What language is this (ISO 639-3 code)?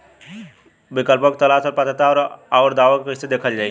bho